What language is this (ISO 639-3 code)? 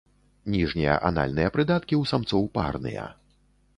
bel